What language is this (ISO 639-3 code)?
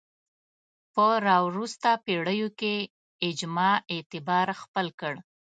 pus